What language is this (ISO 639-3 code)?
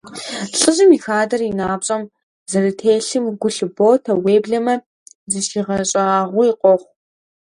kbd